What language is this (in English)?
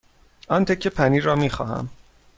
Persian